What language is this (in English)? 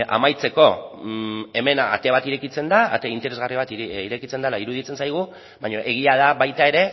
Basque